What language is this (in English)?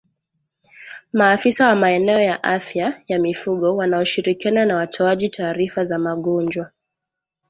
Swahili